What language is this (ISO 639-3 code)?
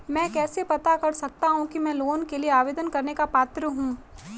hin